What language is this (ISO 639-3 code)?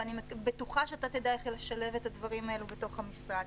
heb